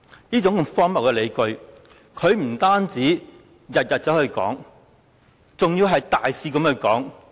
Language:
Cantonese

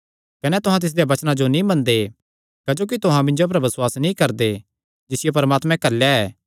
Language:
Kangri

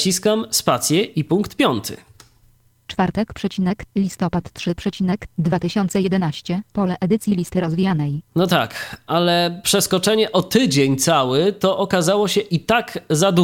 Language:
Polish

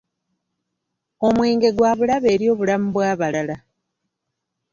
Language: Ganda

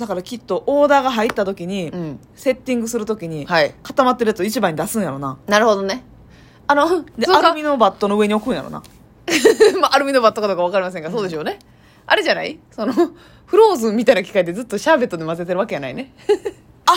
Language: Japanese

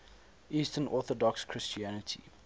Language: English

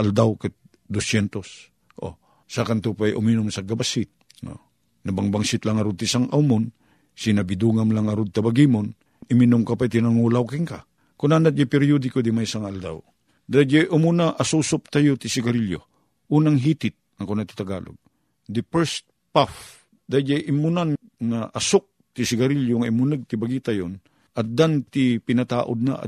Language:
Filipino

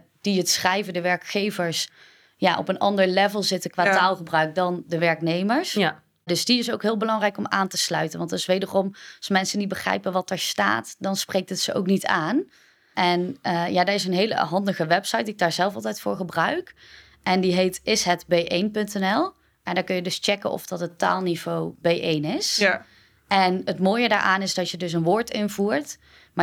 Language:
Dutch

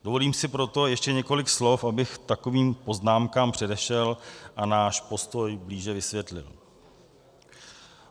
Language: Czech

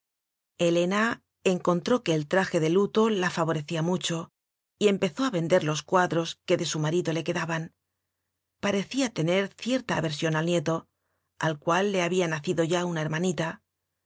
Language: Spanish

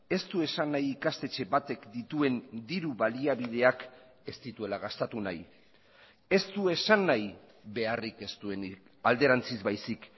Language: Basque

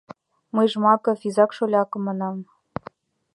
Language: Mari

